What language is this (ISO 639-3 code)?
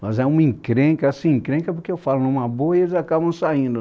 por